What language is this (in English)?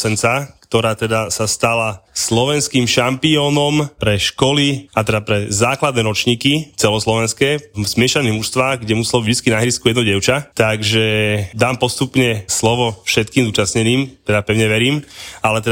Slovak